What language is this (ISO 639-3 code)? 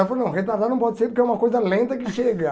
por